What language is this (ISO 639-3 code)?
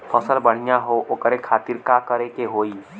bho